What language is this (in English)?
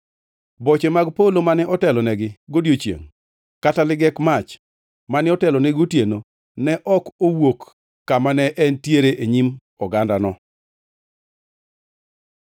Luo (Kenya and Tanzania)